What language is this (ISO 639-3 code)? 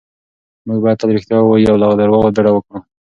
pus